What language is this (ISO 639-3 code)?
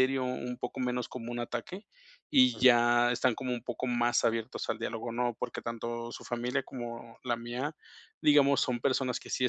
spa